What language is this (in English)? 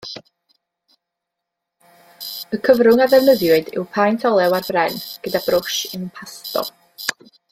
Welsh